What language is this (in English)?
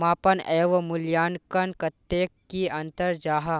Magahi